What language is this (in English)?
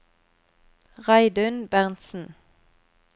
Norwegian